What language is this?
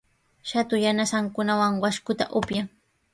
Sihuas Ancash Quechua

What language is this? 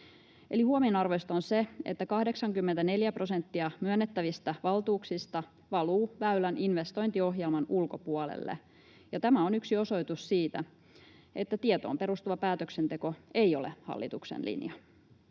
Finnish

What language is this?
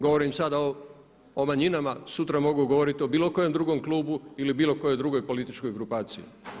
Croatian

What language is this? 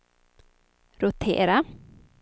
Swedish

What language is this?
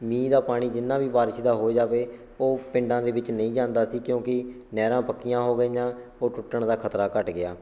Punjabi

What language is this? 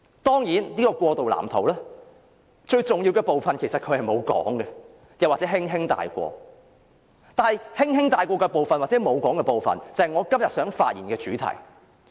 Cantonese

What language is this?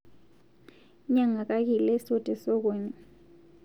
Masai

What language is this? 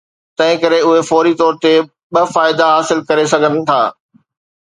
Sindhi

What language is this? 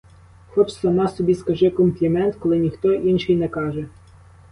Ukrainian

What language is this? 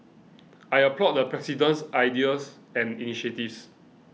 English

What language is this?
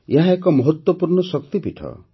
Odia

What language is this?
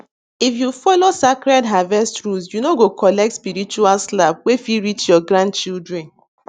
Nigerian Pidgin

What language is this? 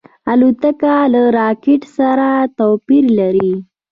Pashto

